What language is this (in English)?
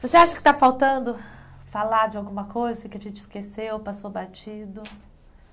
Portuguese